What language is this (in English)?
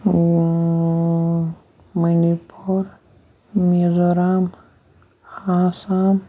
Kashmiri